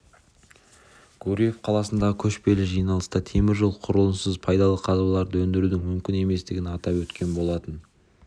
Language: Kazakh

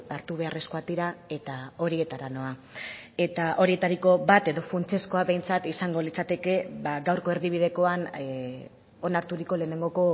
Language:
Basque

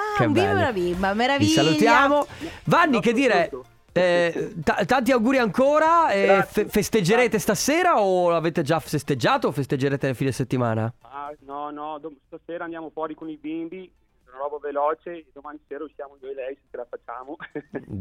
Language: Italian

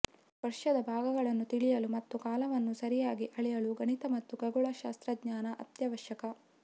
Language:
Kannada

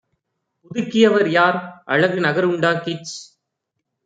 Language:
Tamil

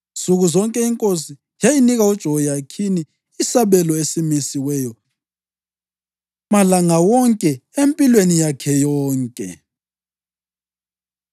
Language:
North Ndebele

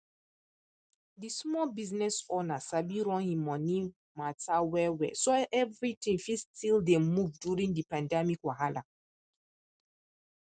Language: Nigerian Pidgin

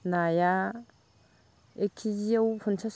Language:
Bodo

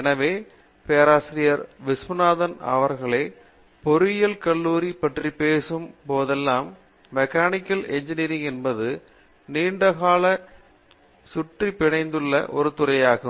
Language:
Tamil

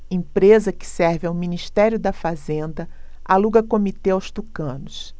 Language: Portuguese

